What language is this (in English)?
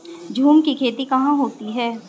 Hindi